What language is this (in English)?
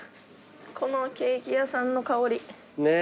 Japanese